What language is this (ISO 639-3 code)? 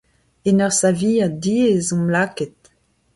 bre